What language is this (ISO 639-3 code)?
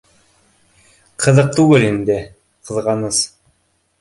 bak